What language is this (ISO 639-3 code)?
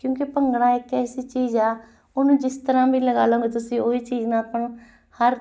pan